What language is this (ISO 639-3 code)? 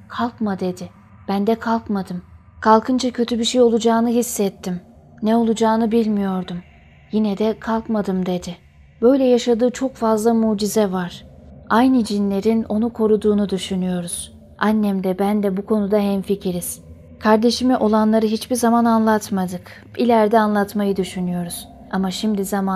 tur